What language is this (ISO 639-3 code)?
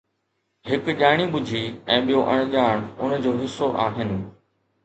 snd